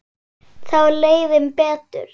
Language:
Icelandic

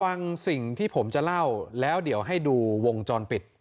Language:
Thai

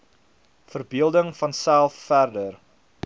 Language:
Afrikaans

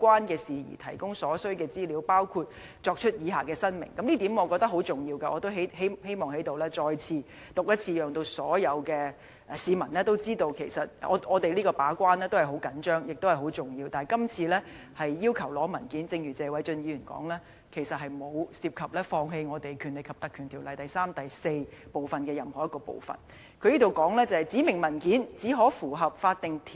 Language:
Cantonese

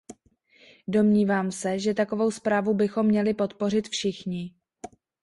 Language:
Czech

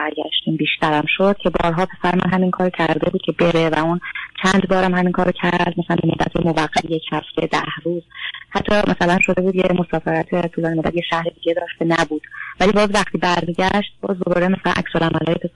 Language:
Persian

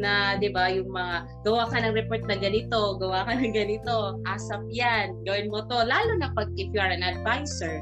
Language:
Filipino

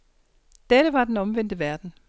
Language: Danish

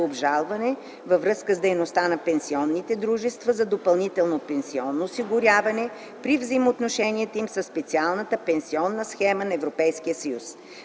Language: Bulgarian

